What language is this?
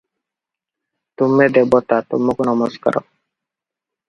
Odia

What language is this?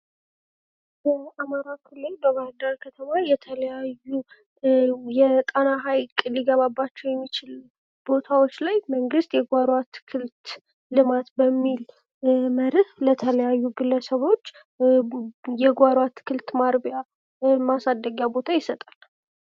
Amharic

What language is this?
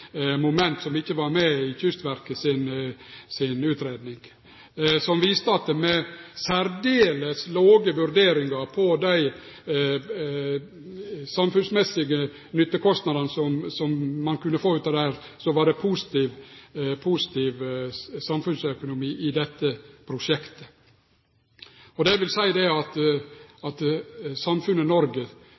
Norwegian Nynorsk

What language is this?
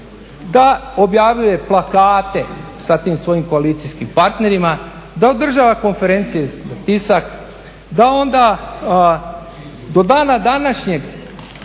Croatian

